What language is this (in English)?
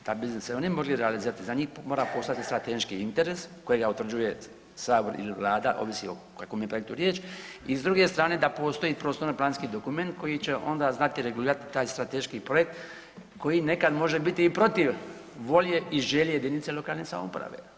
Croatian